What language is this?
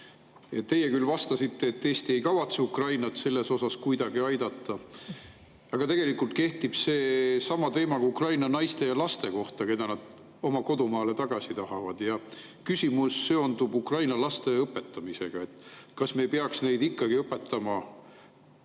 Estonian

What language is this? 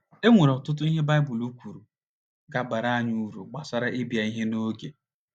Igbo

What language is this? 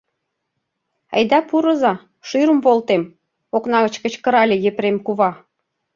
Mari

